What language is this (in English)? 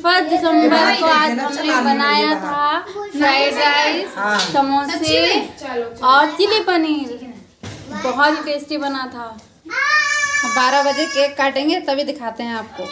Hindi